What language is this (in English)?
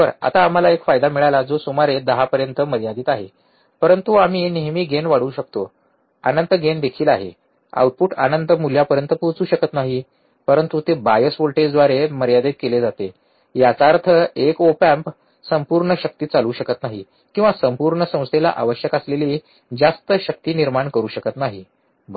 Marathi